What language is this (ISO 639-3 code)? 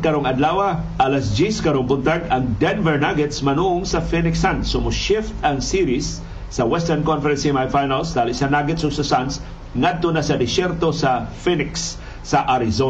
fil